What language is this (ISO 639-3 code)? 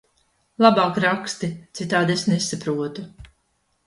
lav